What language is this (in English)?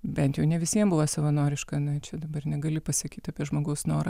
Lithuanian